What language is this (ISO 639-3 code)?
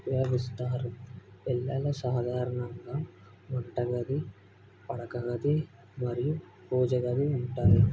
tel